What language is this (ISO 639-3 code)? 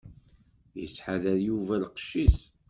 kab